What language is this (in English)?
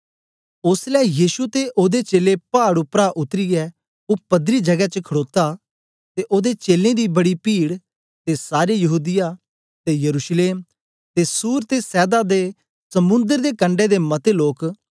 Dogri